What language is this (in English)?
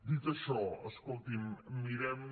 Catalan